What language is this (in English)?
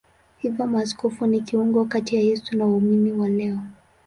Swahili